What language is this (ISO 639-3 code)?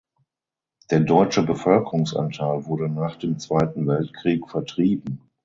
deu